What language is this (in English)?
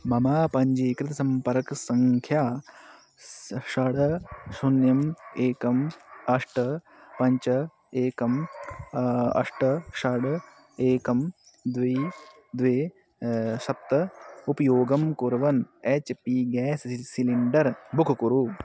Sanskrit